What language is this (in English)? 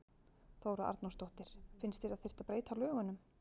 Icelandic